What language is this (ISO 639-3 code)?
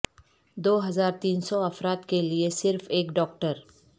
urd